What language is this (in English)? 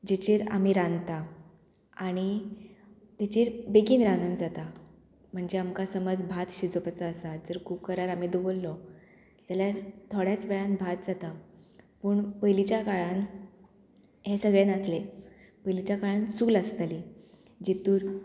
Konkani